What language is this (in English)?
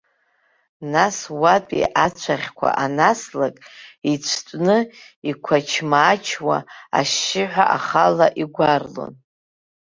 Abkhazian